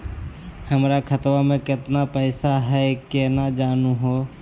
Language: Magahi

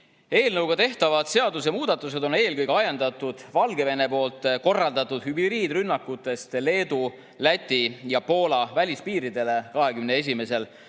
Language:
Estonian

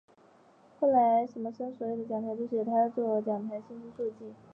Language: Chinese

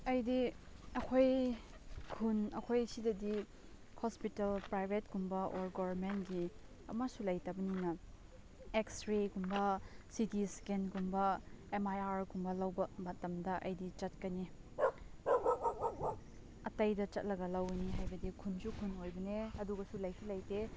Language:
Manipuri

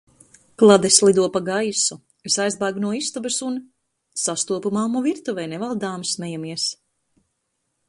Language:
Latvian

